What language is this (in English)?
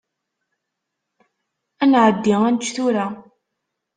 Kabyle